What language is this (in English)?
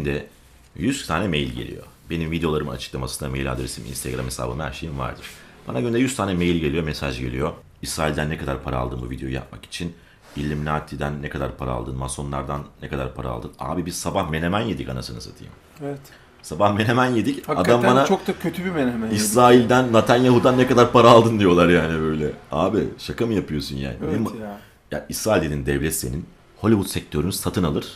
Turkish